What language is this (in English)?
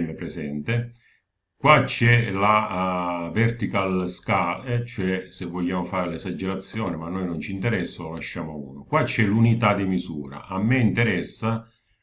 Italian